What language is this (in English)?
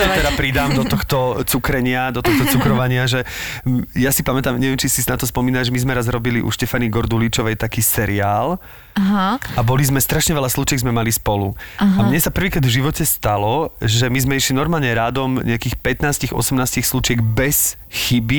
Slovak